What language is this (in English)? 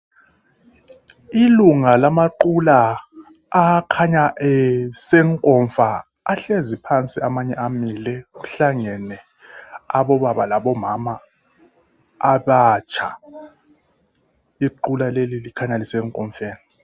North Ndebele